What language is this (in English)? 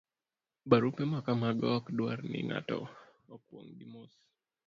Luo (Kenya and Tanzania)